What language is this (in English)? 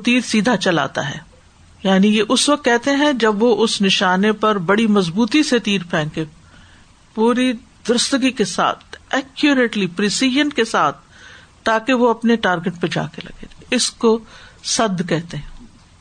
Urdu